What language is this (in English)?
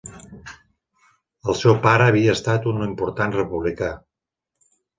Catalan